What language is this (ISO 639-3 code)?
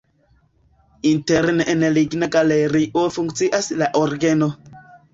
epo